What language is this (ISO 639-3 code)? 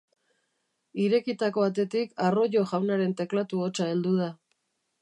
eus